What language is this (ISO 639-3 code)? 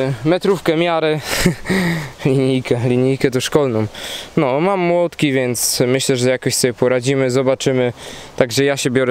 pol